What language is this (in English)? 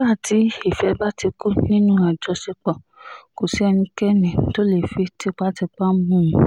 Yoruba